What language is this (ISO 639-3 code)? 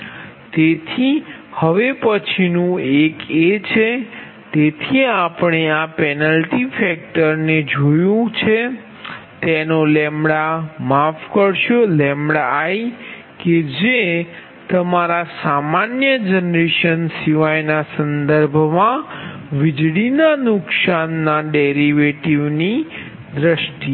guj